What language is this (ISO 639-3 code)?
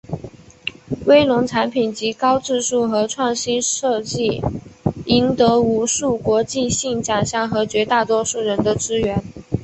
zho